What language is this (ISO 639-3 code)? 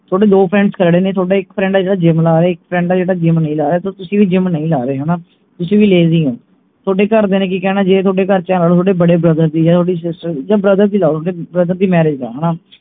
pan